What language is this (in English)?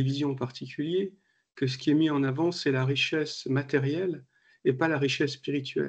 French